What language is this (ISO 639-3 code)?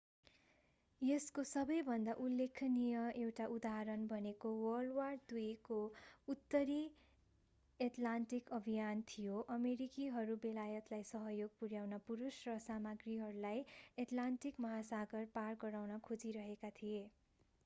nep